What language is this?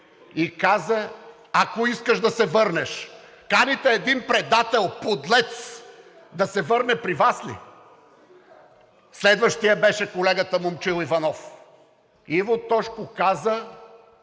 Bulgarian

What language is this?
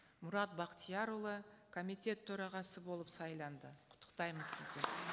Kazakh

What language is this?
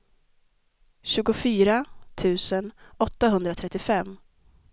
Swedish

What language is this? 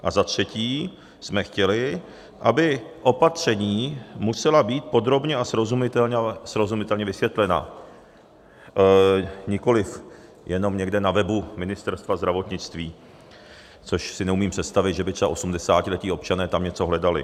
Czech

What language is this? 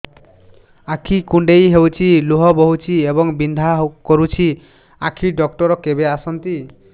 Odia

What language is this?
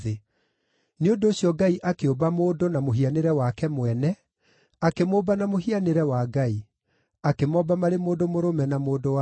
Kikuyu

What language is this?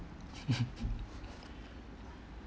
English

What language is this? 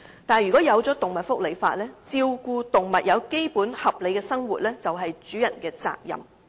Cantonese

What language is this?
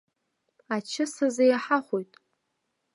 Abkhazian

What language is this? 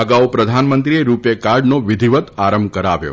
Gujarati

